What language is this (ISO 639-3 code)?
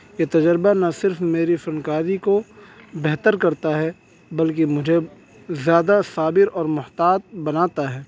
urd